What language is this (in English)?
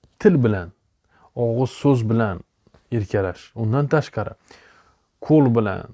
Turkish